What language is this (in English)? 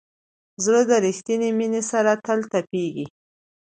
Pashto